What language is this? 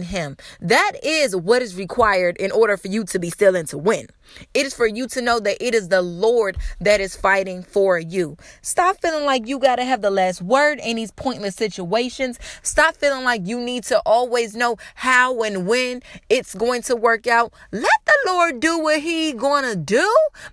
English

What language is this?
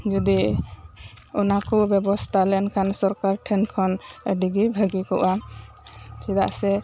Santali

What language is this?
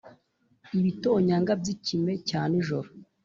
Kinyarwanda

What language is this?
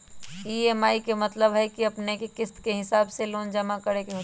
Magahi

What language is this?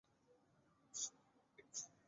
Chinese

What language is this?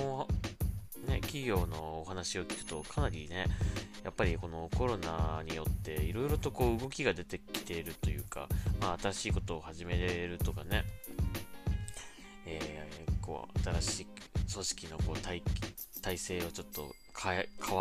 Japanese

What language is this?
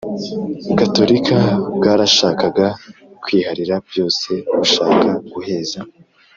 Kinyarwanda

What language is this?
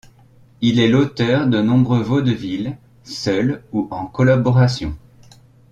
French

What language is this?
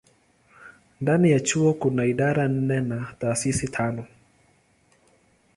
Swahili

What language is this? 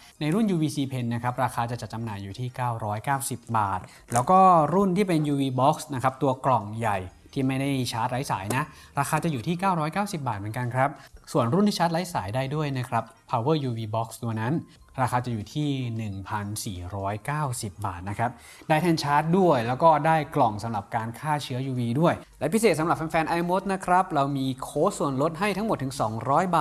Thai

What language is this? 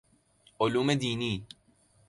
Persian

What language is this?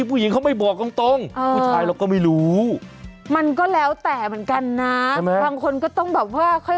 Thai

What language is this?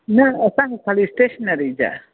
Sindhi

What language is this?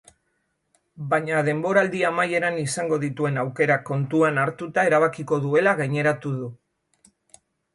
Basque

